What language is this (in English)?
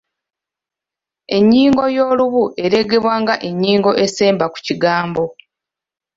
Ganda